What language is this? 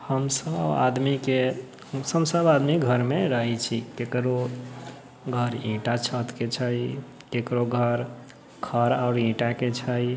Maithili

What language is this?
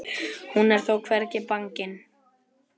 Icelandic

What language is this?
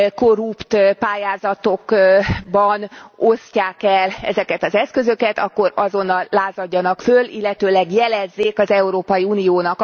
Hungarian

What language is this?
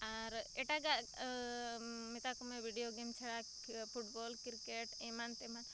Santali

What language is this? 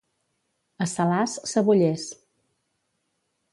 Catalan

